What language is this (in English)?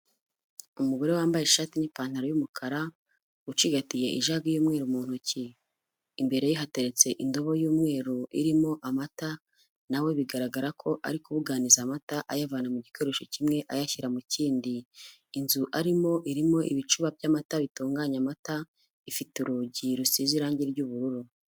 Kinyarwanda